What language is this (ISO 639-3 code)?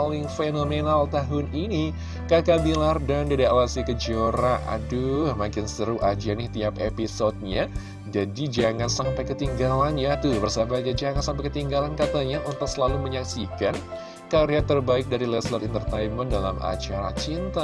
ind